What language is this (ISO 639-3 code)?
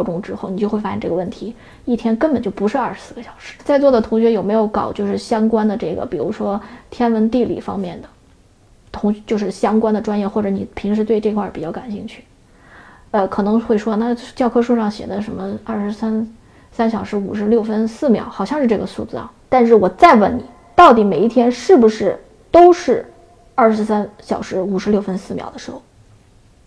zho